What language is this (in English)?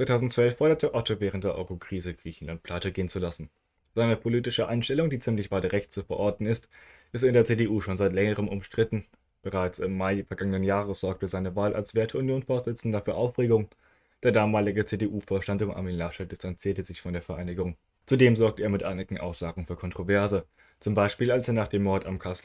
German